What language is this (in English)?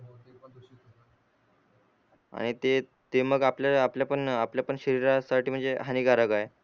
Marathi